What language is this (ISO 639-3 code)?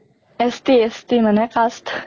asm